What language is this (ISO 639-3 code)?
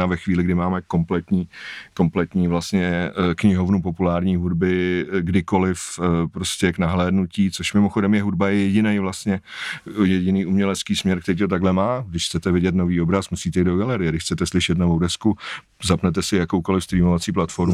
ces